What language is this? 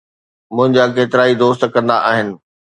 Sindhi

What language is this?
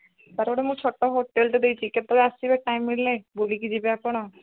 Odia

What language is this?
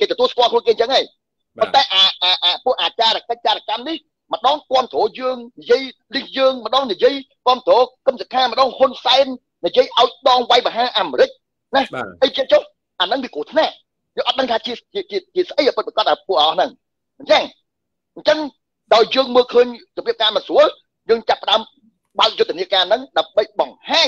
Vietnamese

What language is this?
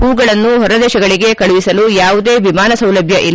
Kannada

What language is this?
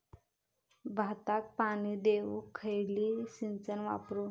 Marathi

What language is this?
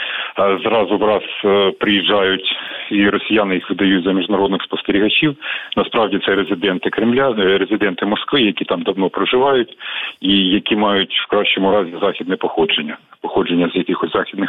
Ukrainian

